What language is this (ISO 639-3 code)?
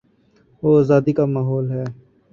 urd